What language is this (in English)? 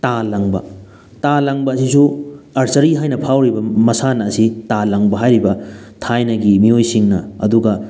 Manipuri